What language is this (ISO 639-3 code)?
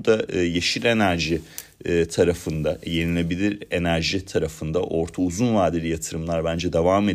tur